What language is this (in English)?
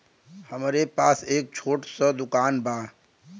Bhojpuri